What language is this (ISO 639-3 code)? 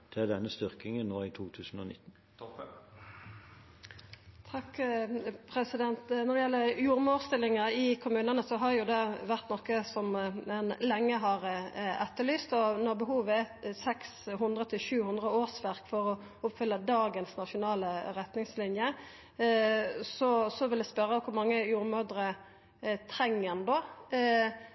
nno